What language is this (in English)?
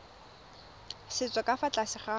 Tswana